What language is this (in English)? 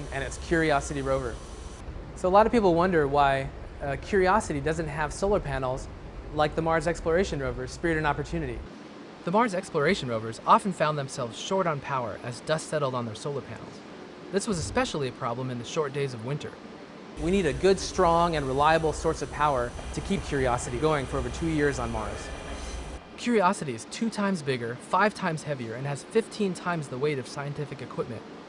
English